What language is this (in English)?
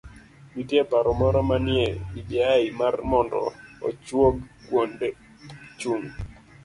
Luo (Kenya and Tanzania)